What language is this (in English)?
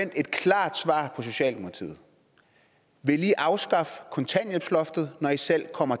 Danish